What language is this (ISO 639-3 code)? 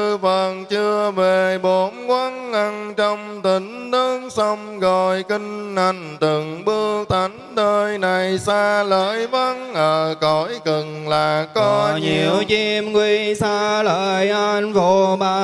vie